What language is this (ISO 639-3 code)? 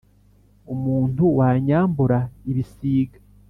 kin